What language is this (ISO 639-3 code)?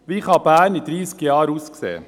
gsw